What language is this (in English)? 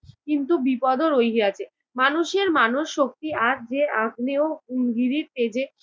Bangla